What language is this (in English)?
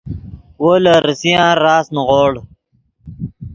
Yidgha